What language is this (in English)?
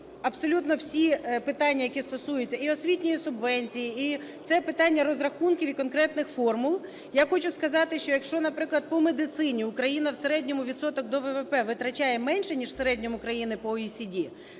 Ukrainian